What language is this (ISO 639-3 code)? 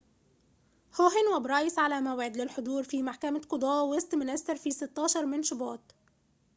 ara